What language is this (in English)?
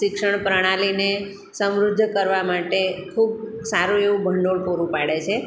Gujarati